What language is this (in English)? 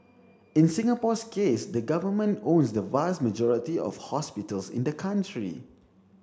English